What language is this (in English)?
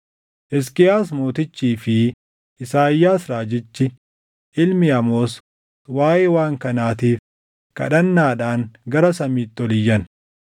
Oromo